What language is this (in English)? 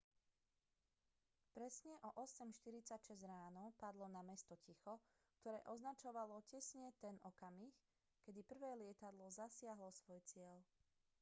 Slovak